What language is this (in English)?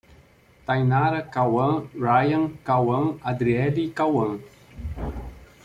Portuguese